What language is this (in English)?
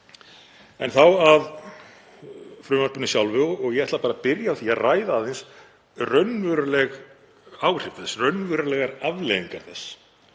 Icelandic